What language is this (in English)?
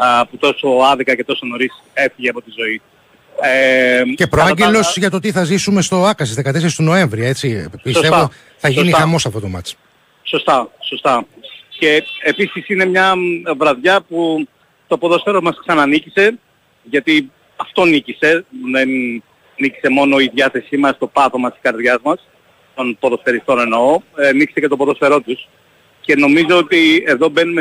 Greek